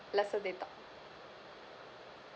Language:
English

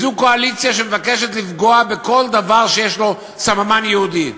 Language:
Hebrew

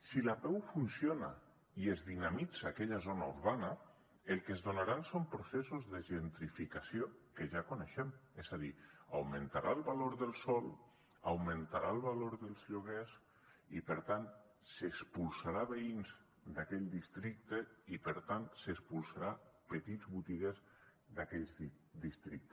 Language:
Catalan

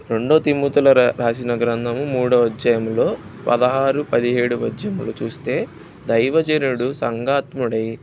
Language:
Telugu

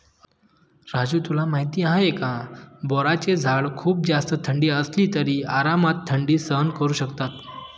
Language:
Marathi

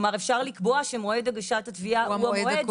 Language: Hebrew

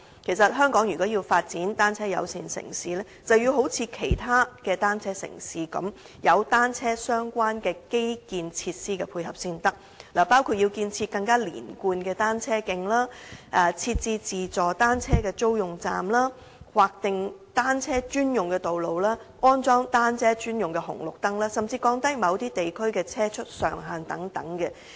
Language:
Cantonese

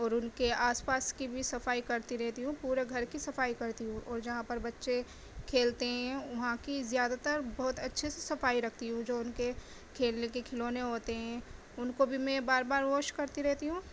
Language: Urdu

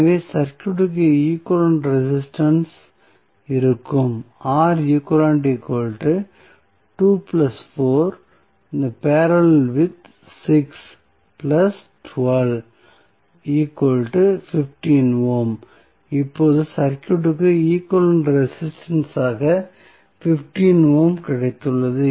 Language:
Tamil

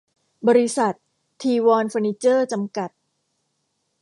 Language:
Thai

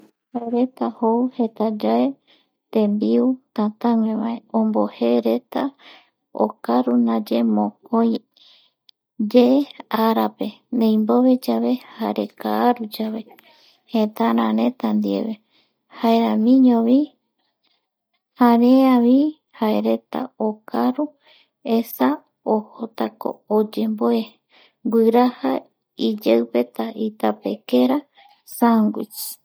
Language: Eastern Bolivian Guaraní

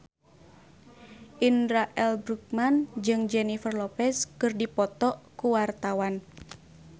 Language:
Sundanese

